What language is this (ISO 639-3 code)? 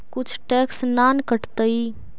mag